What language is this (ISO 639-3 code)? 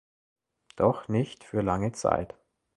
deu